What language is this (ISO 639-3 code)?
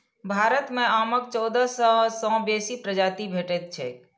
mai